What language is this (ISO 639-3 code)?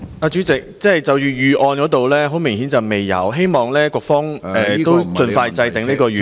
yue